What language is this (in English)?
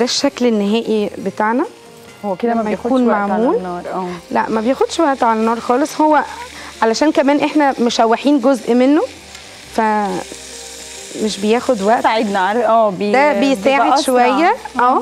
Arabic